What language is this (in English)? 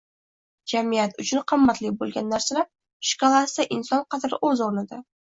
Uzbek